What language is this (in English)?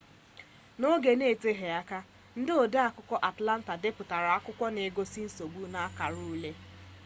Igbo